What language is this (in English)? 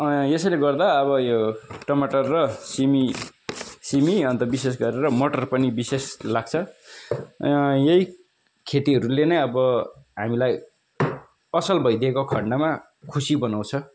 Nepali